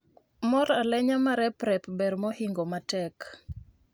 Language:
Luo (Kenya and Tanzania)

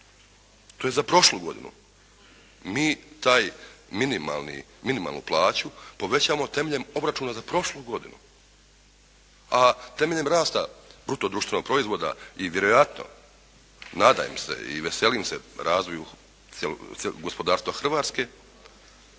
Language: Croatian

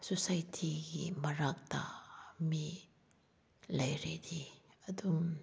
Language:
Manipuri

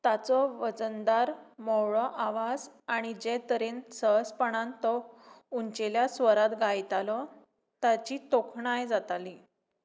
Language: Konkani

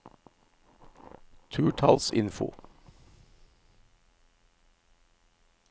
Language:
Norwegian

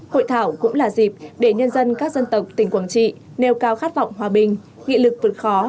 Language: Vietnamese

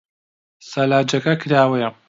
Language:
Central Kurdish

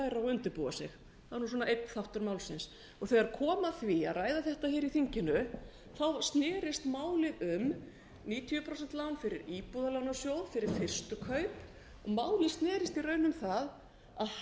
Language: Icelandic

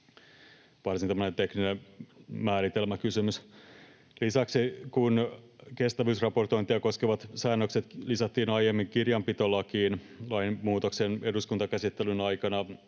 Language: Finnish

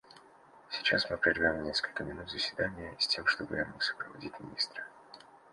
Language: Russian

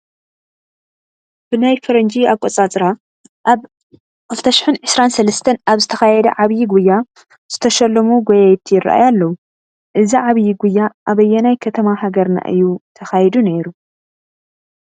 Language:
Tigrinya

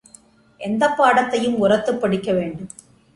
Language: Tamil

